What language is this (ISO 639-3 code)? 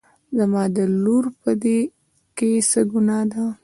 pus